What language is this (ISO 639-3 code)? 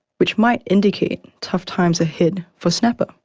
eng